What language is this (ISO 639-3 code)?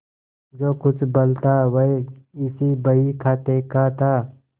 hin